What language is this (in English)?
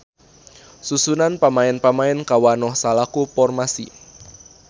Sundanese